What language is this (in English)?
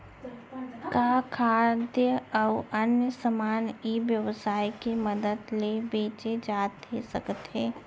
Chhattisgarhi